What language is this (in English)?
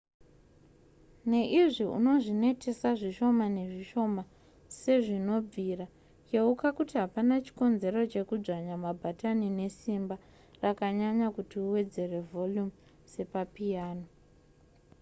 Shona